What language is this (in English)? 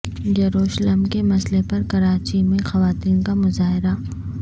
Urdu